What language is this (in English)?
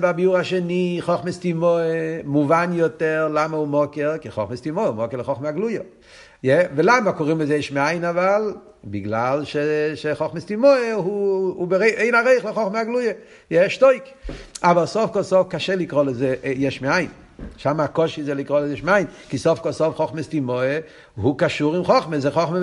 Hebrew